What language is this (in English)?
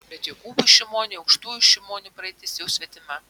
Lithuanian